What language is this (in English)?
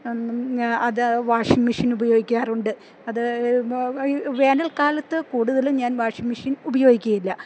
Malayalam